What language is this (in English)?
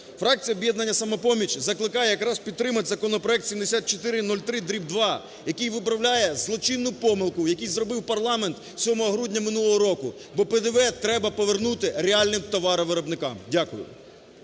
Ukrainian